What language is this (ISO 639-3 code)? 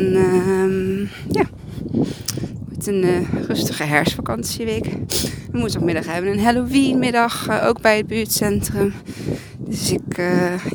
nld